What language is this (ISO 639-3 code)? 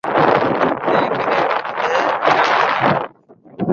mve